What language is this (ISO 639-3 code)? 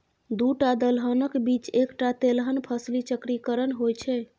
mai